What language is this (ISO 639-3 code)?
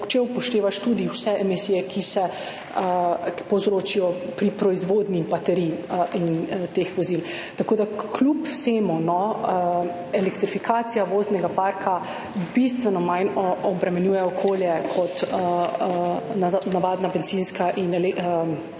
slv